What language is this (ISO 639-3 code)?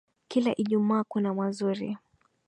swa